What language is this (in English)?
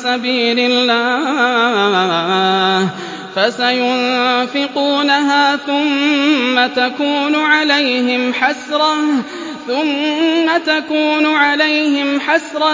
Arabic